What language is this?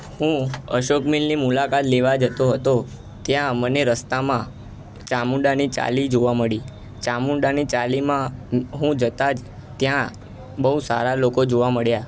Gujarati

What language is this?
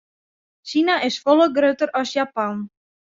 Western Frisian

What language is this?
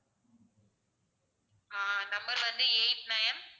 Tamil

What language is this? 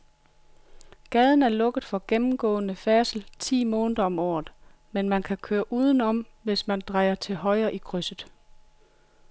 Danish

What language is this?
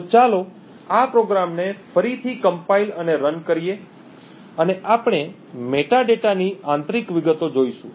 Gujarati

